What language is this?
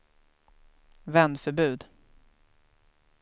Swedish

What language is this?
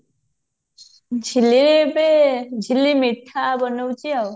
Odia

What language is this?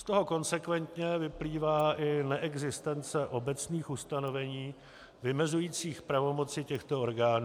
Czech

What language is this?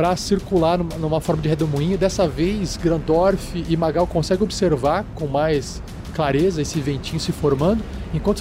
Portuguese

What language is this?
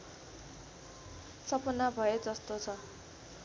Nepali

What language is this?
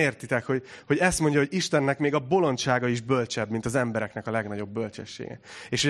Hungarian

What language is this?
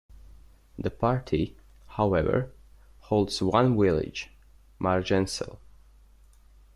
English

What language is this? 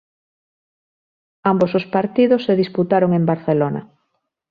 Galician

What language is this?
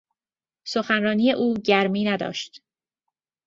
Persian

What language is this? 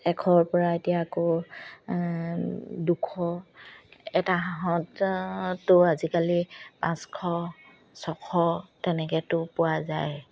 Assamese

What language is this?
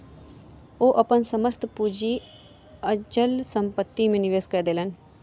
Maithili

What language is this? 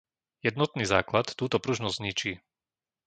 Slovak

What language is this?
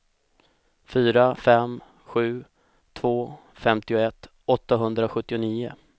Swedish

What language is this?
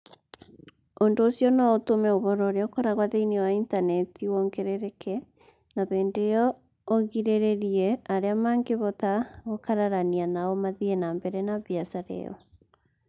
Kikuyu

